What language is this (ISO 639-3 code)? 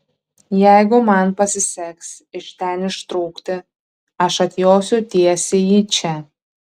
lit